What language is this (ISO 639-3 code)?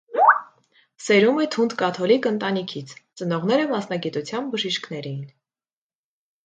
hye